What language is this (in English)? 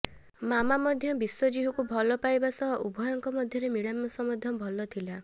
Odia